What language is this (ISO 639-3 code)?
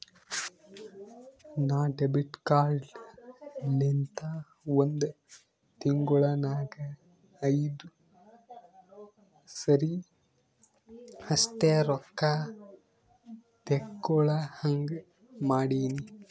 kan